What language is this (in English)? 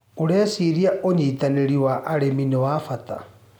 Kikuyu